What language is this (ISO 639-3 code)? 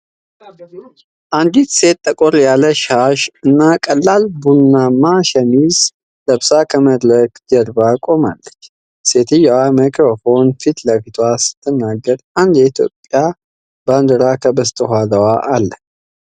amh